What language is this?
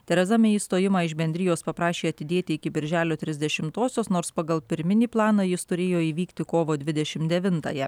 Lithuanian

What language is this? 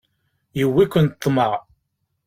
Kabyle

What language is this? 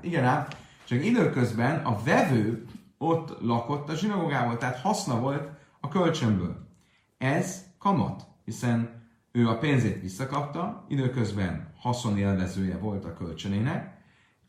Hungarian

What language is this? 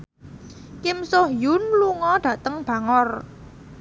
Javanese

